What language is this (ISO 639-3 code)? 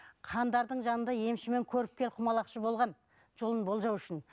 kaz